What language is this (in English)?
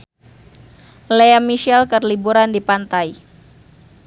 Sundanese